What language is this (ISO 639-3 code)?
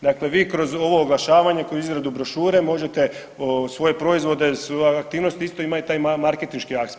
hrv